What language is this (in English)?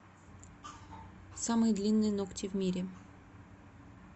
Russian